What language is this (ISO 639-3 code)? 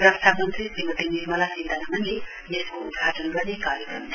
nep